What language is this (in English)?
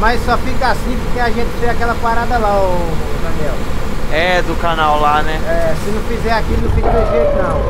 Portuguese